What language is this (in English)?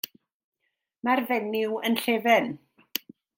Welsh